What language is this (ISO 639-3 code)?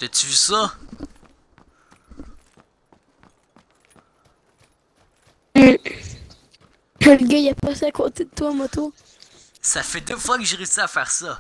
fra